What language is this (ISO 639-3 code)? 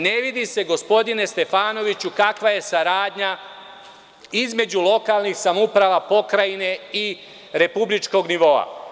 srp